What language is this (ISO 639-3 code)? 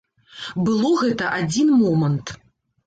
bel